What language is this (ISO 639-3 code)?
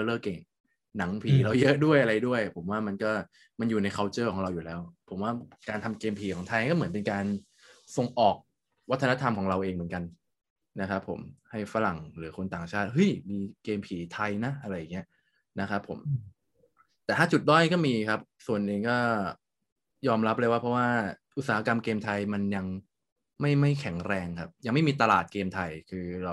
tha